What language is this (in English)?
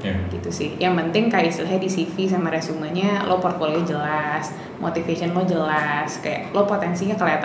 Indonesian